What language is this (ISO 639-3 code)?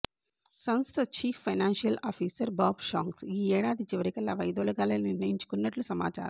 tel